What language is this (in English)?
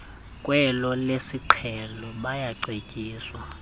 Xhosa